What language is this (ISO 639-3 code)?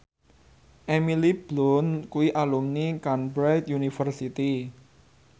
jav